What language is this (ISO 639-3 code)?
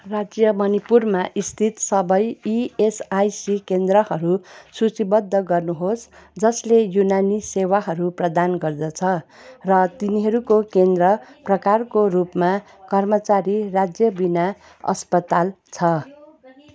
nep